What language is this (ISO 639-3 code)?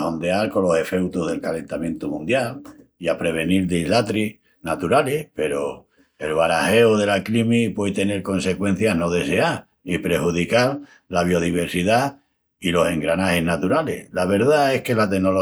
ext